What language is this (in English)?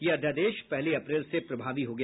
Hindi